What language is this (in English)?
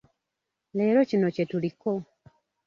Ganda